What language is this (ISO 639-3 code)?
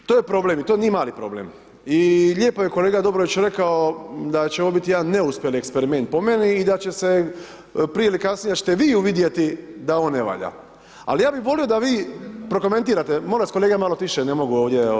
hrv